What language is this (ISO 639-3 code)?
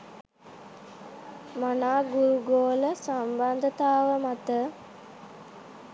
sin